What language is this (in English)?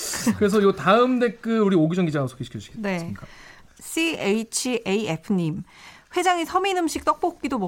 Korean